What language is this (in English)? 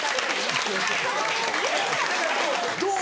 Japanese